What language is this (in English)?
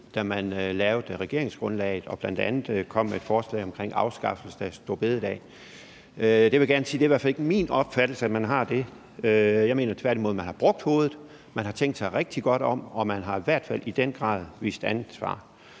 Danish